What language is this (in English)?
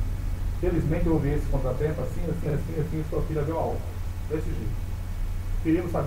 Portuguese